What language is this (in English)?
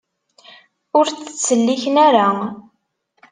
Kabyle